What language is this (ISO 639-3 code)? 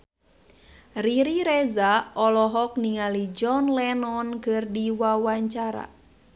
sun